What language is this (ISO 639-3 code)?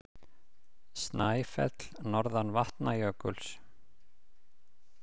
isl